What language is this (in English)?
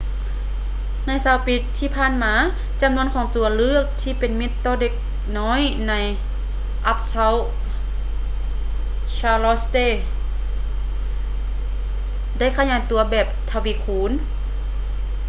Lao